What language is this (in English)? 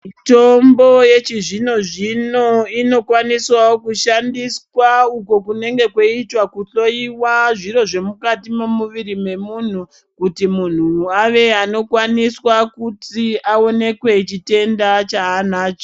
Ndau